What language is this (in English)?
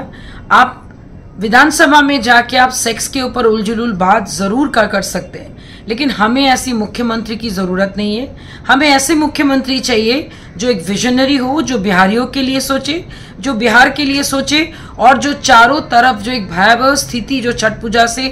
Hindi